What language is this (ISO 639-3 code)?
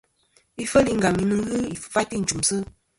bkm